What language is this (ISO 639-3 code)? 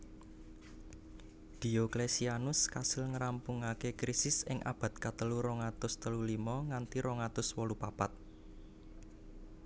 jav